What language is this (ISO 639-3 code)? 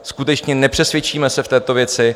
ces